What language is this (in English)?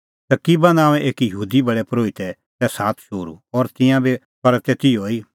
Kullu Pahari